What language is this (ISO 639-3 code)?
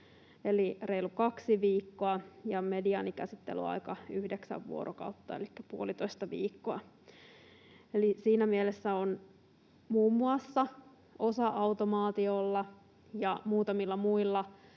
fin